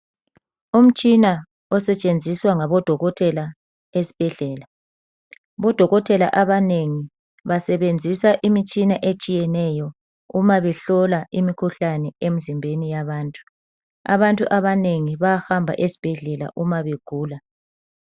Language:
North Ndebele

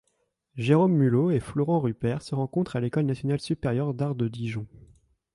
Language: French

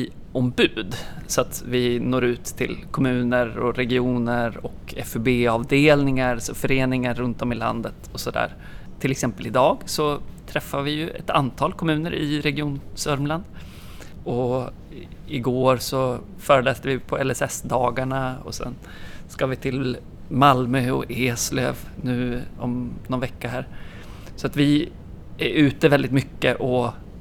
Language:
Swedish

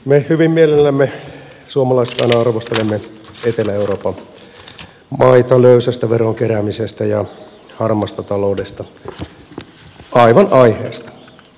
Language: Finnish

